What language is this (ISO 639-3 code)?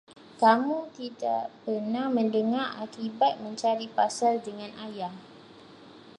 msa